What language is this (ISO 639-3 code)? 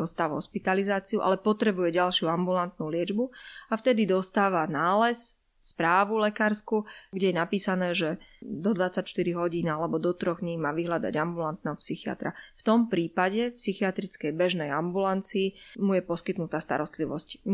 slk